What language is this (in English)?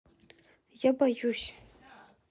Russian